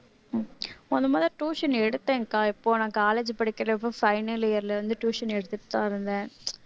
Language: Tamil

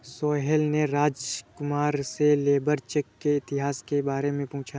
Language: Hindi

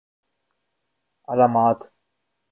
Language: Urdu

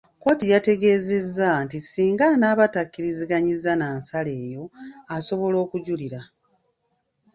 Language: Ganda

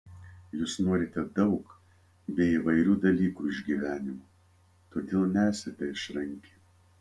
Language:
Lithuanian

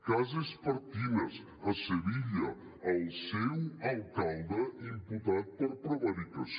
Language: Catalan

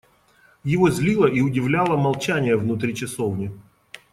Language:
Russian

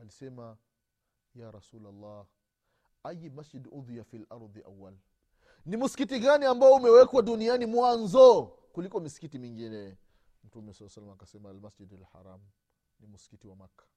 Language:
Swahili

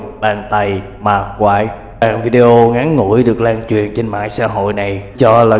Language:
Vietnamese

